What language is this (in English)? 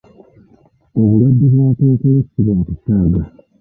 Ganda